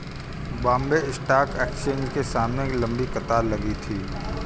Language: Hindi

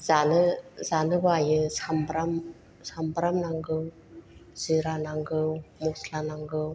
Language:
Bodo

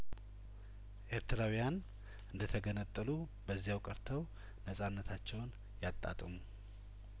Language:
Amharic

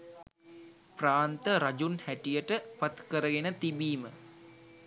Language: Sinhala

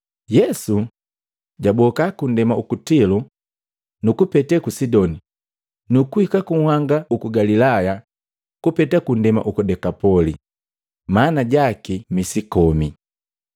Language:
Matengo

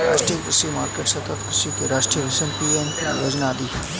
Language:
Hindi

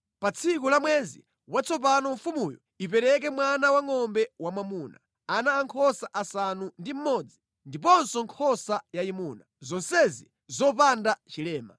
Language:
Nyanja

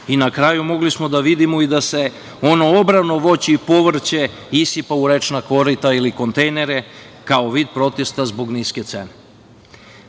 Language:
Serbian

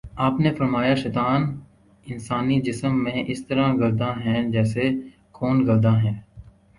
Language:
Urdu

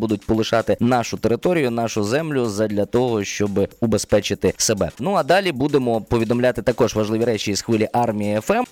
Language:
Ukrainian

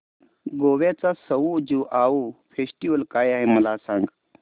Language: Marathi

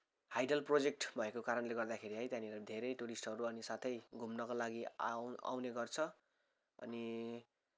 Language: Nepali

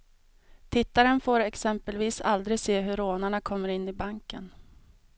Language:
Swedish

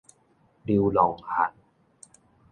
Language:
Min Nan Chinese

